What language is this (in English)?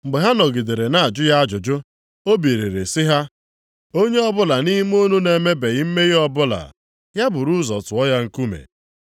Igbo